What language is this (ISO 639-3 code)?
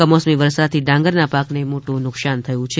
guj